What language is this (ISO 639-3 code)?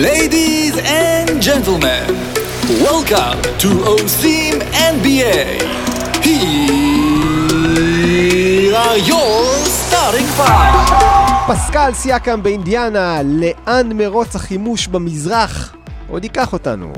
heb